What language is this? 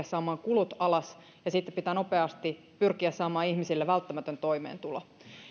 Finnish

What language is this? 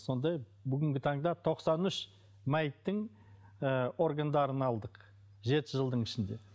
Kazakh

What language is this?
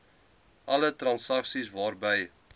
Afrikaans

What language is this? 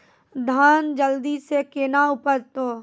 Maithili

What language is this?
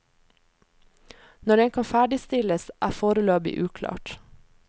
Norwegian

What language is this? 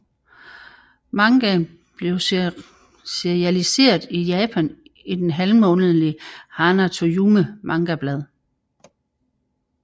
Danish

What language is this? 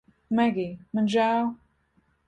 Latvian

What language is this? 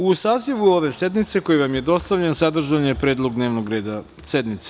Serbian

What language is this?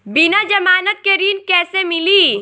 Bhojpuri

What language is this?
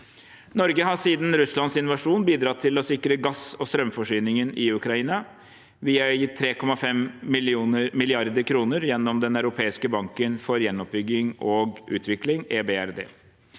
Norwegian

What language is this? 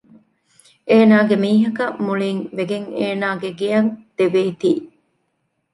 Divehi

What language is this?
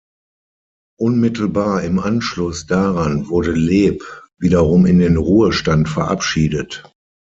German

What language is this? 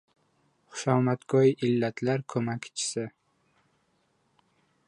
Uzbek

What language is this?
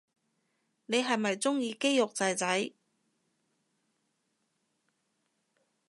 Cantonese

